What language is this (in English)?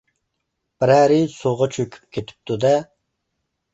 Uyghur